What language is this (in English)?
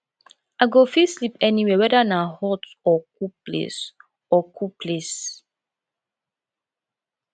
Nigerian Pidgin